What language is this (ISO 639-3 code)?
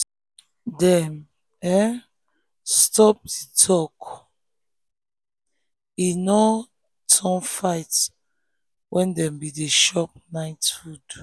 pcm